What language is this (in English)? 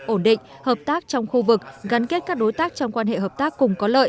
Vietnamese